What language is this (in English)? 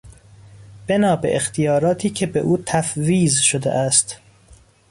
Persian